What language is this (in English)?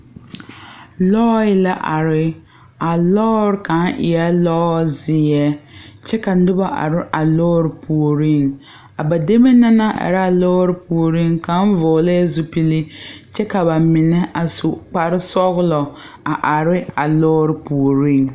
Southern Dagaare